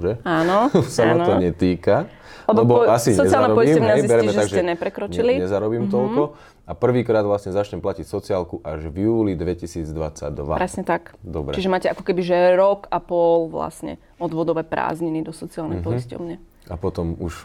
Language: Slovak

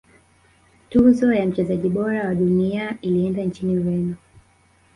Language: Swahili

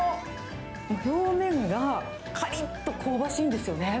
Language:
Japanese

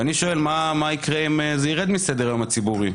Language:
Hebrew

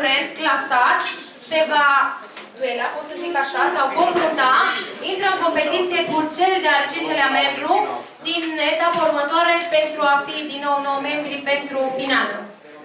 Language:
Romanian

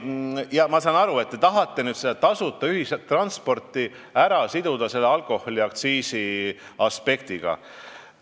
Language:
Estonian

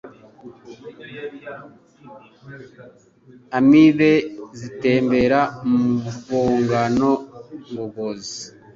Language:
Kinyarwanda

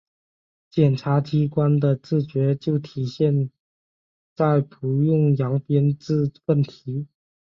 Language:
Chinese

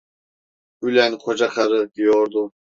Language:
Turkish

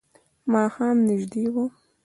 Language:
Pashto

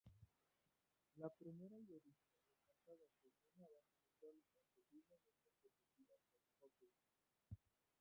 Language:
Spanish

